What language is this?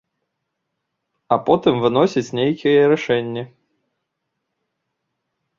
Belarusian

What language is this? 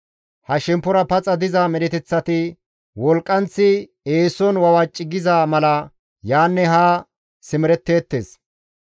Gamo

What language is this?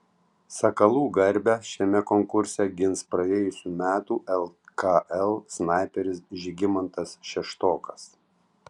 Lithuanian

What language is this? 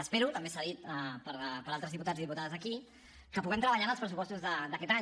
Catalan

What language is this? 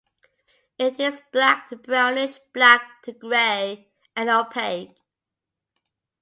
English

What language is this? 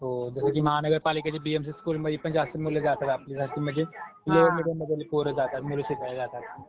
Marathi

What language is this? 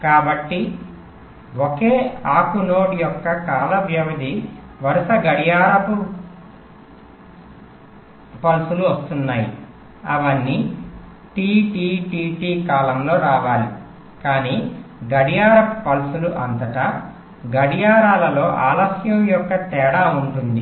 Telugu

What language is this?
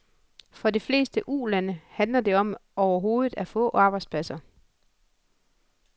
Danish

